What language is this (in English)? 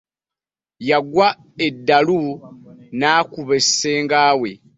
Ganda